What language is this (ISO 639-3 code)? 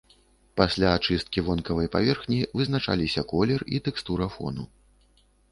bel